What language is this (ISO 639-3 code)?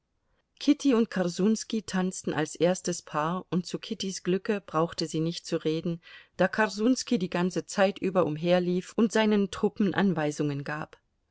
deu